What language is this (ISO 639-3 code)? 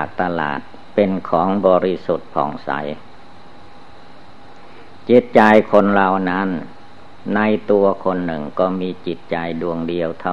tha